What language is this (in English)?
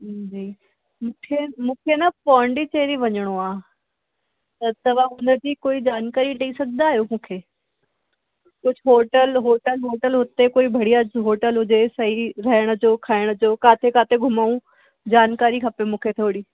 Sindhi